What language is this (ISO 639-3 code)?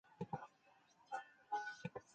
zho